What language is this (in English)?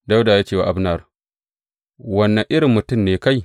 Hausa